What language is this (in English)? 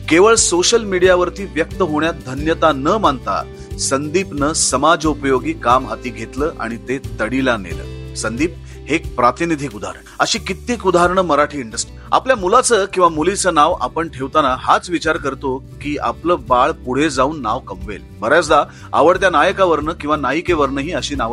Marathi